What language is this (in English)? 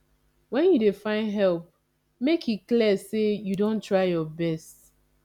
Nigerian Pidgin